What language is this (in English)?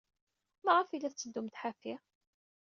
Kabyle